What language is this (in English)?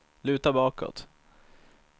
Swedish